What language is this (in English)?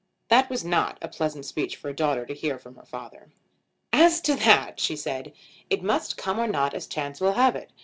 English